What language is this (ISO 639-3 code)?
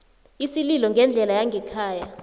nbl